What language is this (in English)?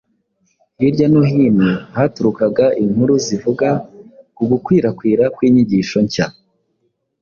Kinyarwanda